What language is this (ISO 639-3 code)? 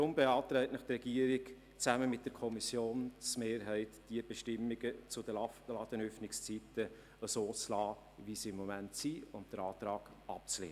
gsw